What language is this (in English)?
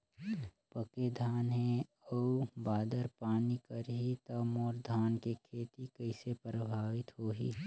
Chhattisgarhi